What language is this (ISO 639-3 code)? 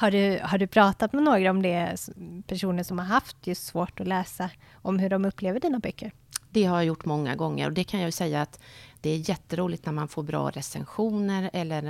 swe